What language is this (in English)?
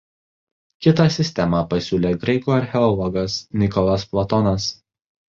Lithuanian